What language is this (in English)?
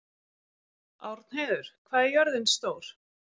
Icelandic